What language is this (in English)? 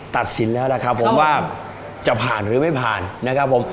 Thai